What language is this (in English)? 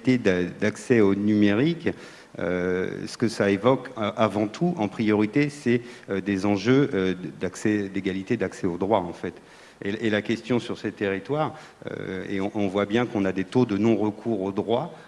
French